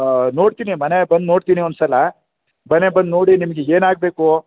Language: Kannada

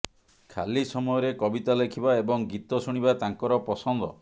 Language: Odia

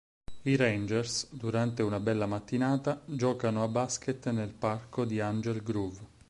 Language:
Italian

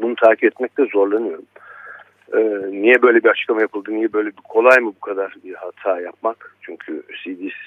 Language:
Turkish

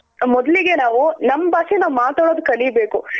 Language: Kannada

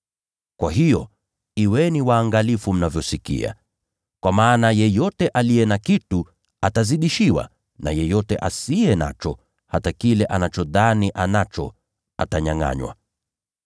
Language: Swahili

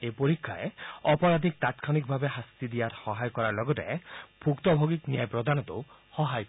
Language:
Assamese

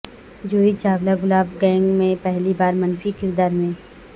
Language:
Urdu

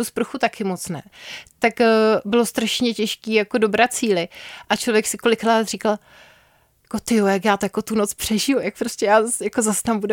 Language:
Czech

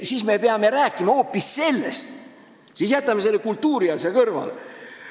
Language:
Estonian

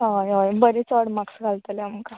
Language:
Konkani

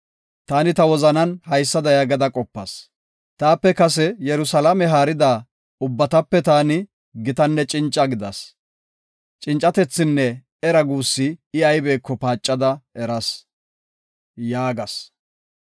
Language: Gofa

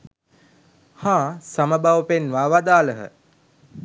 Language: Sinhala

